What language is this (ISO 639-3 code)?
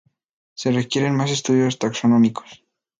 spa